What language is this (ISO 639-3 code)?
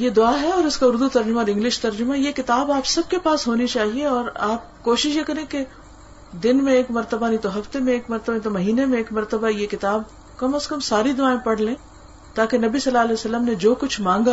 urd